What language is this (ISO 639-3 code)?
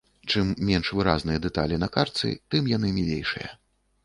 bel